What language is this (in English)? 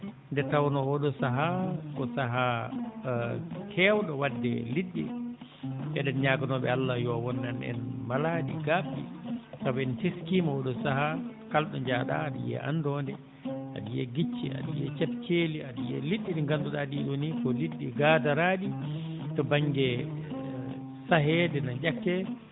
Fula